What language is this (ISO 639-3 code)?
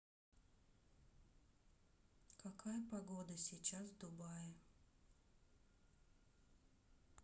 rus